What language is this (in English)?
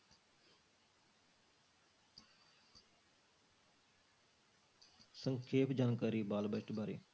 Punjabi